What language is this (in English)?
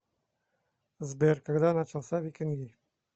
Russian